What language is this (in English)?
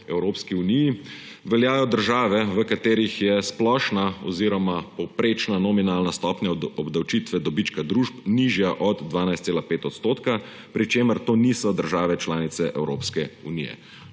Slovenian